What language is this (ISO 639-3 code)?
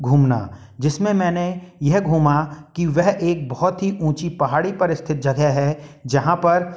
hin